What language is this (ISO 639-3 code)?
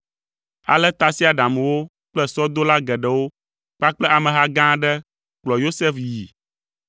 ewe